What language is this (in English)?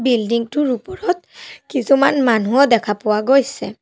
Assamese